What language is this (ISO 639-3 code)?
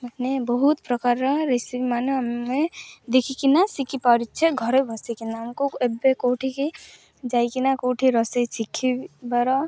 ori